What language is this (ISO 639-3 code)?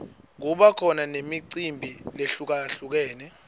ssw